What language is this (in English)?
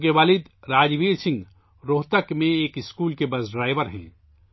Urdu